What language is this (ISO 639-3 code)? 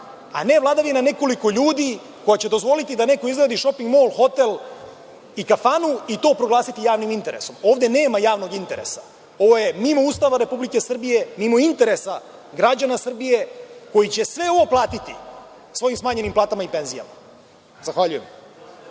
srp